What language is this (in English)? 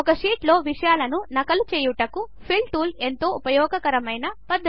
Telugu